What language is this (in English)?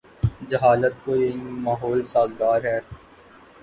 Urdu